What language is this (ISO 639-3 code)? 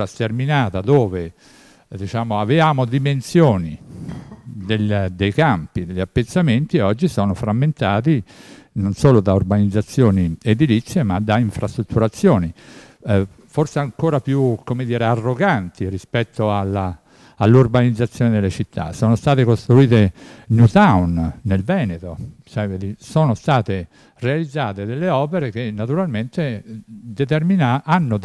ita